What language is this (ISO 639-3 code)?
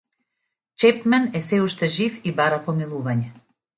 mkd